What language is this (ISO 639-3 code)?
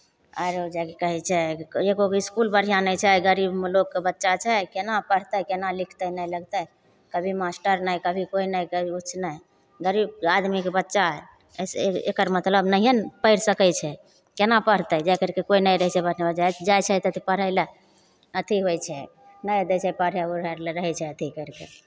mai